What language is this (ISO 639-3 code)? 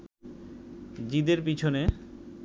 ben